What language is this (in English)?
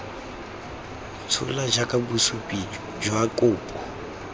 Tswana